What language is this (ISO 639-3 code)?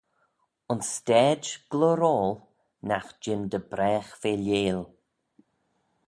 glv